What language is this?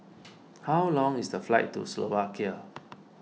English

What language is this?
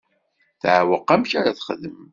Kabyle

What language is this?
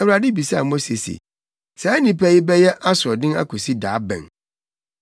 Akan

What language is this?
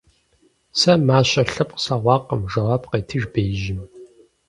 Kabardian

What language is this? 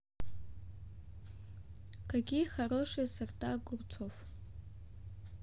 Russian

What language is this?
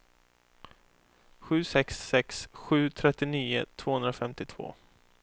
Swedish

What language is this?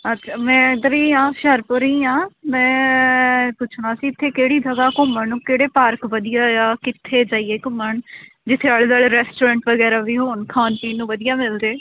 Punjabi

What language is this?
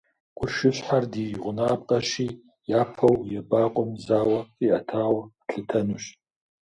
Kabardian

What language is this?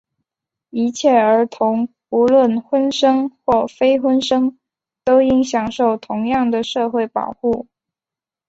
Chinese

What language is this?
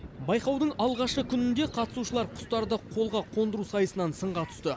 Kazakh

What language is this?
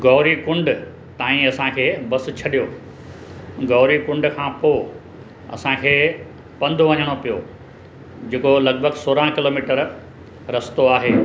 Sindhi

